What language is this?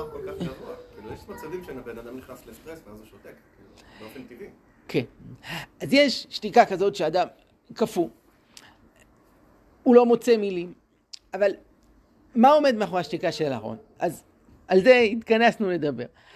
Hebrew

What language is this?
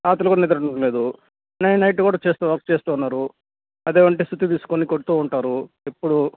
Telugu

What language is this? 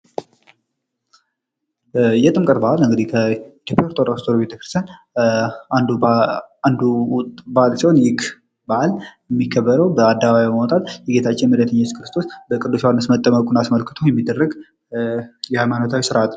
Amharic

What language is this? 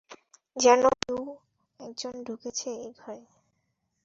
Bangla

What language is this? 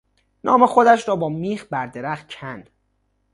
Persian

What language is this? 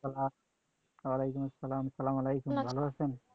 Bangla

